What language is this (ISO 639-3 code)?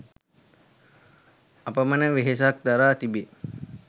sin